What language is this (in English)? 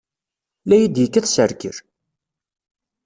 Kabyle